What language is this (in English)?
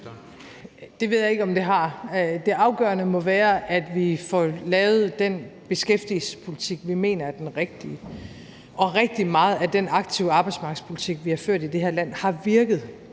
Danish